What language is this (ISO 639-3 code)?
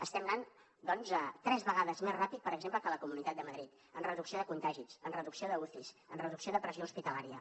cat